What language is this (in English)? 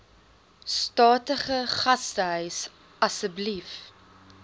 Afrikaans